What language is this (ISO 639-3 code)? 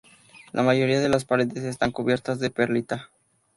spa